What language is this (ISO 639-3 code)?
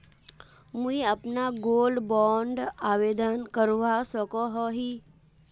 mag